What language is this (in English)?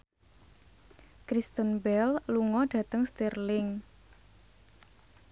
Javanese